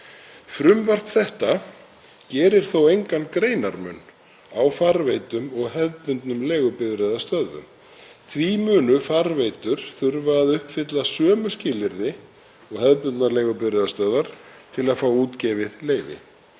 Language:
Icelandic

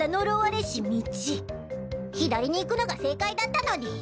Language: Japanese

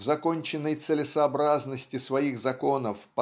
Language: Russian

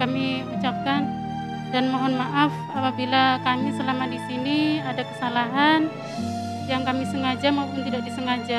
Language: Indonesian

